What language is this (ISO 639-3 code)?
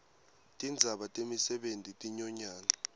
ssw